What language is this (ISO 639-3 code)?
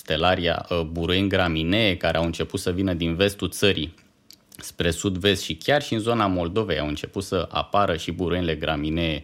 ron